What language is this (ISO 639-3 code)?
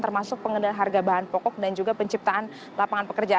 ind